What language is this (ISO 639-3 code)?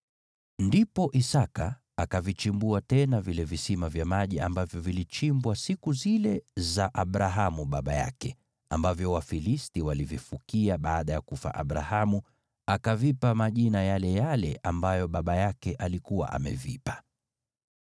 swa